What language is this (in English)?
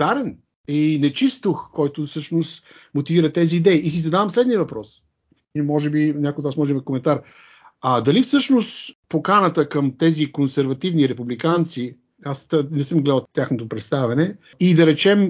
Bulgarian